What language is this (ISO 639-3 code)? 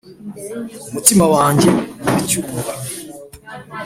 kin